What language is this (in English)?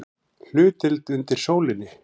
Icelandic